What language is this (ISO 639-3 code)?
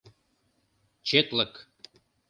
chm